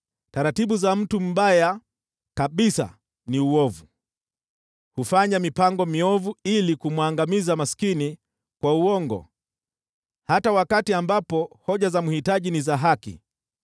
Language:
Swahili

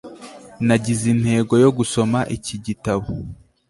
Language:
Kinyarwanda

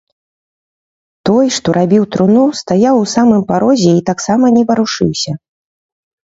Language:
Belarusian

